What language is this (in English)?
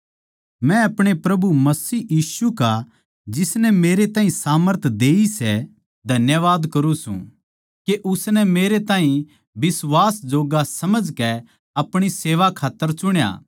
Haryanvi